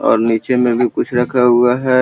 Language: Magahi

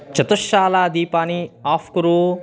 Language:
Sanskrit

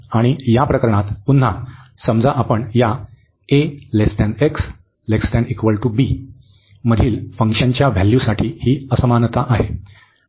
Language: Marathi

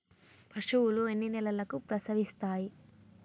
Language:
Telugu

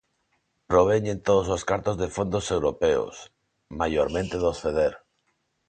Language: Galician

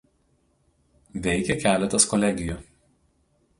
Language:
Lithuanian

